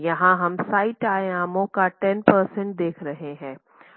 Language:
Hindi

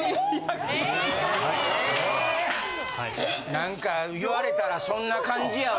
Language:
Japanese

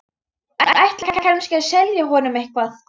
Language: Icelandic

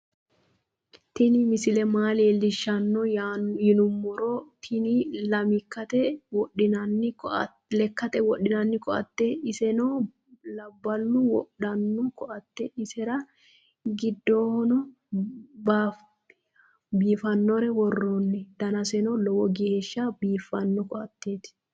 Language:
Sidamo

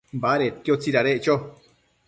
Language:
Matsés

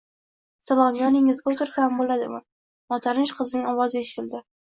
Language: Uzbek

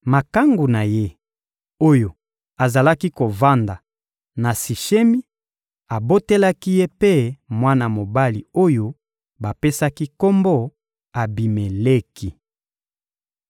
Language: Lingala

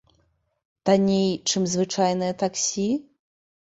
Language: Belarusian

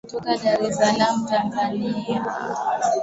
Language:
Swahili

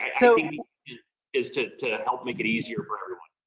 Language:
English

